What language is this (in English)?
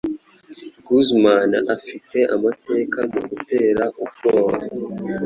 Kinyarwanda